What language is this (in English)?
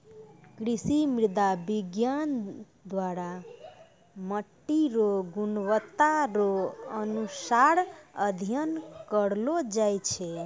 Maithili